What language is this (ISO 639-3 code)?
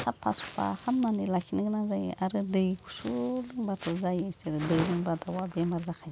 brx